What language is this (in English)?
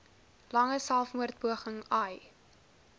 Afrikaans